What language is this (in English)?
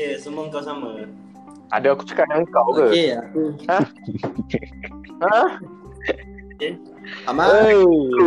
Malay